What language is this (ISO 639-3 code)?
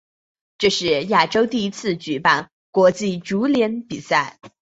zho